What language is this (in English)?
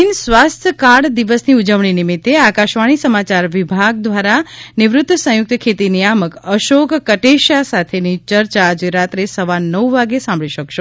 Gujarati